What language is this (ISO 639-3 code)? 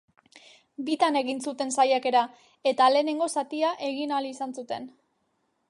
eus